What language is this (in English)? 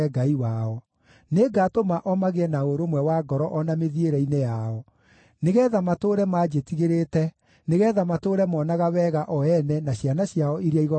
Kikuyu